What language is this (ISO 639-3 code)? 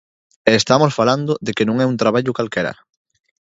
glg